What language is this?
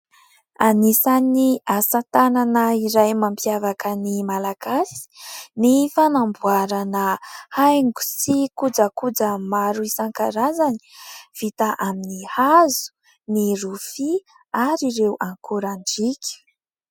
Malagasy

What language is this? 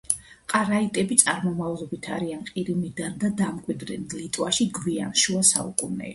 Georgian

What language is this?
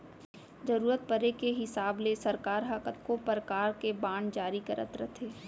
Chhattisgarhi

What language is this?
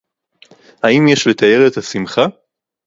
Hebrew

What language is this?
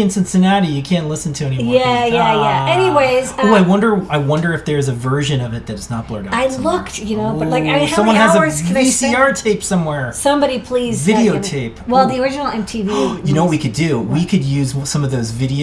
English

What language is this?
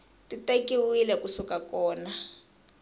Tsonga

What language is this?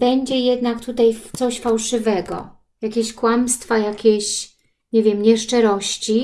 Polish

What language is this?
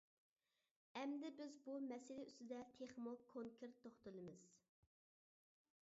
Uyghur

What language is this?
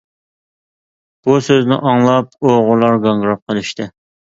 Uyghur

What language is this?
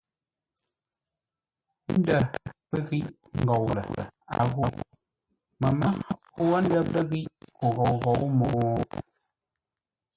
Ngombale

